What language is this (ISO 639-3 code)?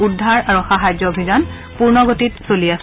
asm